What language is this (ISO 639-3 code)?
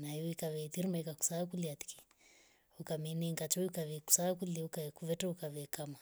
rof